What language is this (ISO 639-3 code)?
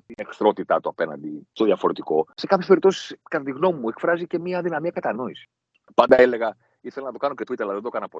ell